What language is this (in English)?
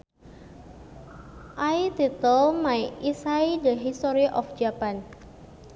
Sundanese